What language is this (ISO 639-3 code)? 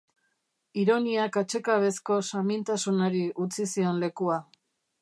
eus